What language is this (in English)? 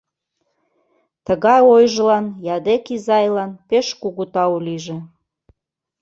Mari